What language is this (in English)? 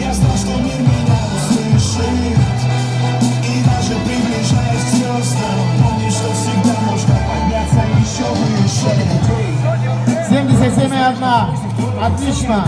Russian